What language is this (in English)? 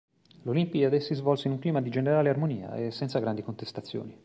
Italian